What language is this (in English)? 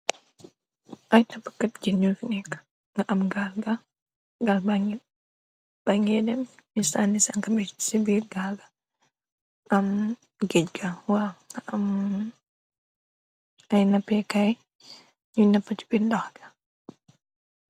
Wolof